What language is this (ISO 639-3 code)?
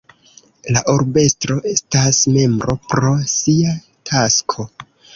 epo